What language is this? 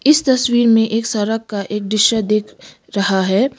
Hindi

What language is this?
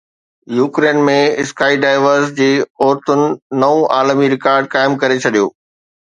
Sindhi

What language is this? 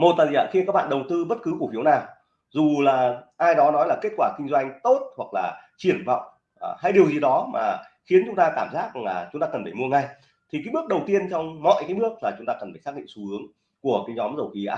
Vietnamese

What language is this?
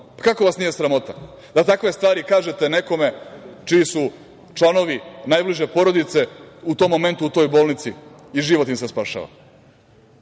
Serbian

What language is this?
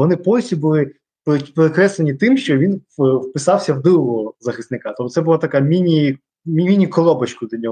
Ukrainian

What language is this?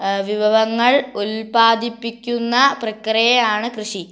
Malayalam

